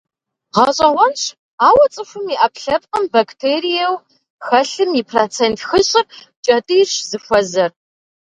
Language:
Kabardian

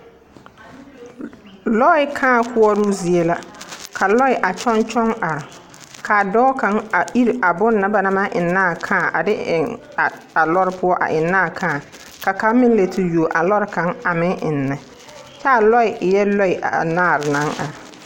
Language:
Southern Dagaare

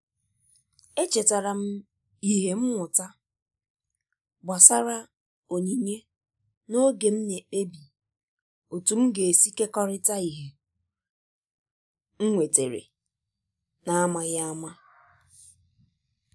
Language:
Igbo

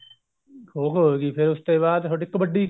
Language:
Punjabi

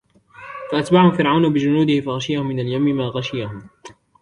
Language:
Arabic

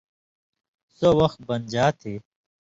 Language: Indus Kohistani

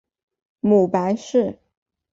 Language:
Chinese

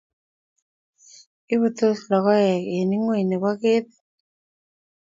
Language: Kalenjin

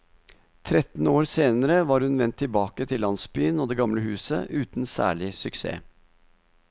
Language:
Norwegian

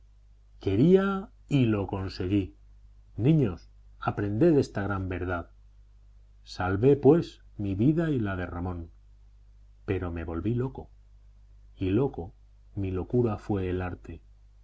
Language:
Spanish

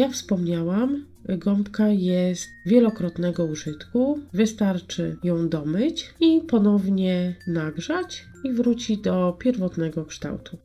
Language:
Polish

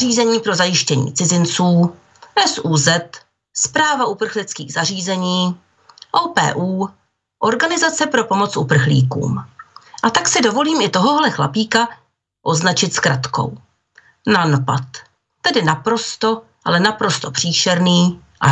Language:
Czech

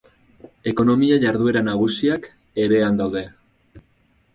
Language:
Basque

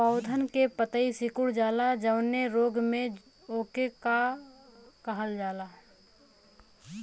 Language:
Bhojpuri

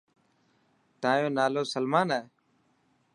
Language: Dhatki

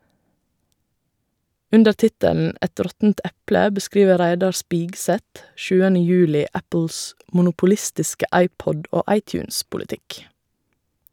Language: Norwegian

